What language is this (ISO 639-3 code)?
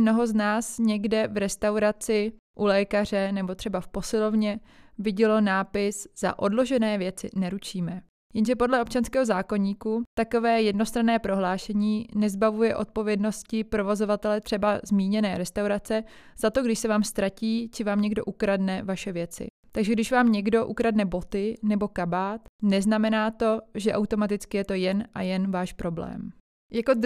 ces